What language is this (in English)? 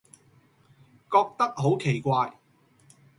Cantonese